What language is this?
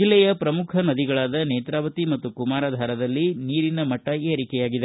Kannada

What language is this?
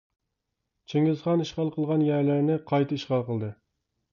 Uyghur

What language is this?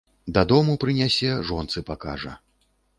Belarusian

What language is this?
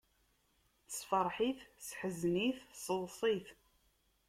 Kabyle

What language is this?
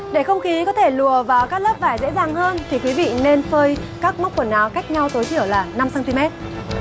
Vietnamese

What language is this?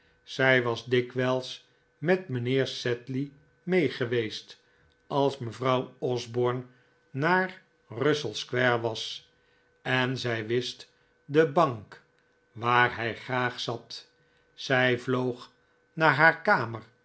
Dutch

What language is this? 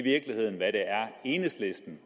Danish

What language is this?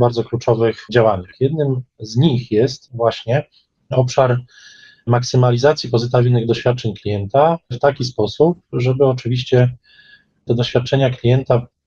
Polish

